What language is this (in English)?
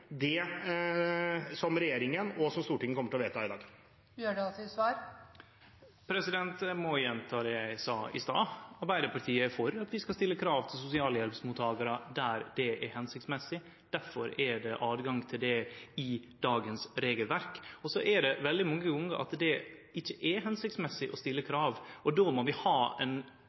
Norwegian